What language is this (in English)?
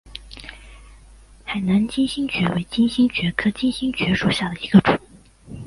Chinese